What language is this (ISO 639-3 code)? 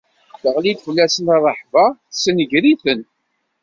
kab